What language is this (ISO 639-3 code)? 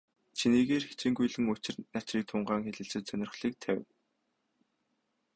mon